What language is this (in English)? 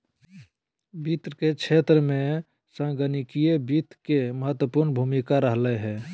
Magahi